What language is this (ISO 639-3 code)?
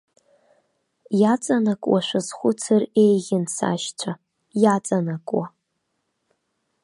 abk